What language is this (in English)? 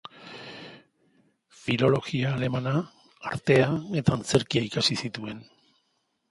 Basque